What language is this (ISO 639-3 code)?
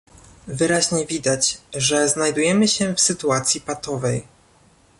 pol